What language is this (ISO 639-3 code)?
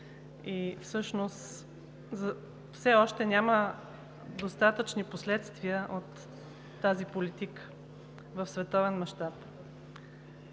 bul